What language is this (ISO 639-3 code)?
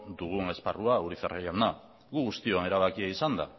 eus